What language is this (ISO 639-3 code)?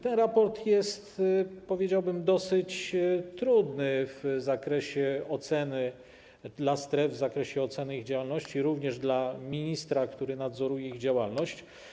pol